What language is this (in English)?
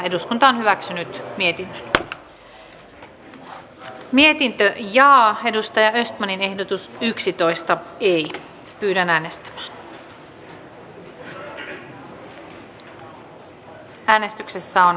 Finnish